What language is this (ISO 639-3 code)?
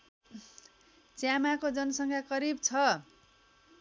nep